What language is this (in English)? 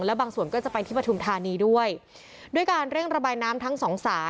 Thai